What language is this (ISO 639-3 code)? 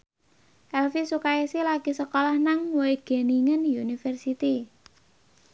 jav